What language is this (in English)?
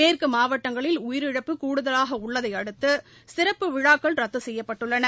Tamil